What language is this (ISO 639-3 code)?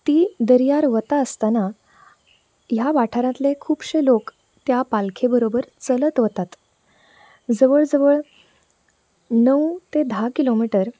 kok